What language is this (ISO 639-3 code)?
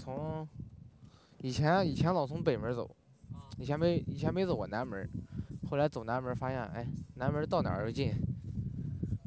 zho